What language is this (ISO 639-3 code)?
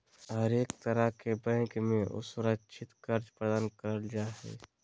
mag